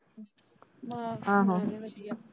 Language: Punjabi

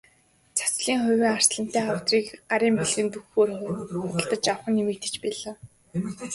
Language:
Mongolian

